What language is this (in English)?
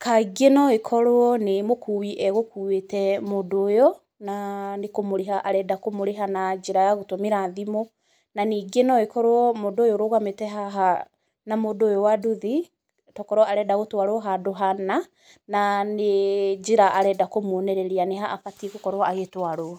Kikuyu